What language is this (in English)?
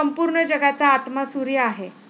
Marathi